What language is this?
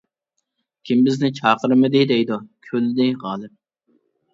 Uyghur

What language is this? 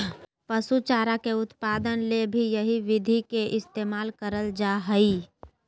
Magahi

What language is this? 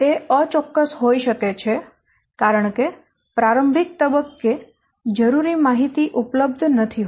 Gujarati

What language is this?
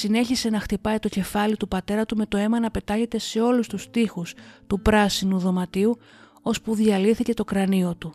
Greek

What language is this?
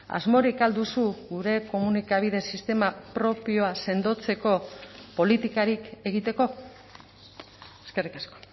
Basque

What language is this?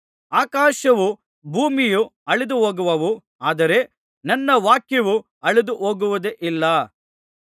Kannada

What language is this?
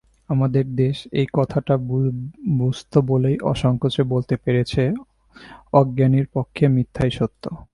Bangla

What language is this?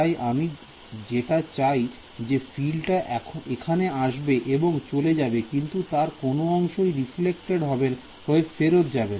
Bangla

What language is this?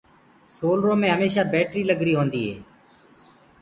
Gurgula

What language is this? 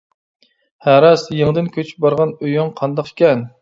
Uyghur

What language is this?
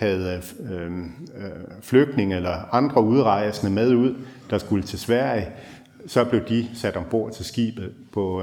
Danish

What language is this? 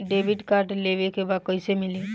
Bhojpuri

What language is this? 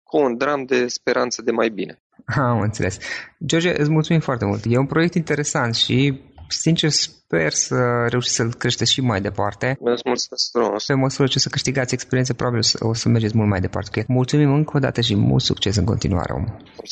Romanian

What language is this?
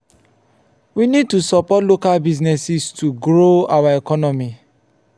Nigerian Pidgin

